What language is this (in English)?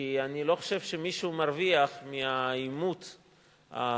Hebrew